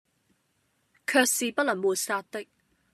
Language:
Cantonese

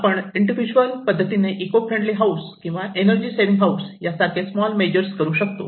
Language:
Marathi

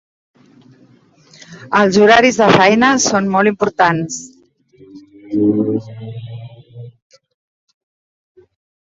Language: Catalan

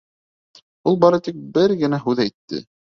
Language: Bashkir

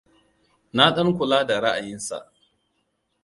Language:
Hausa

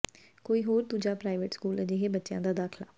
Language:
Punjabi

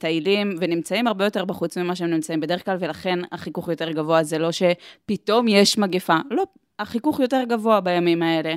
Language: Hebrew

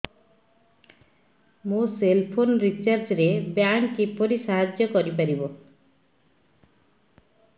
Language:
Odia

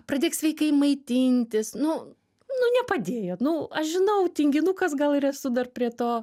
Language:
Lithuanian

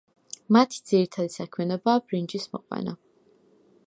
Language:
Georgian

